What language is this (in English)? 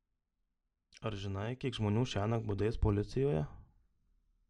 Lithuanian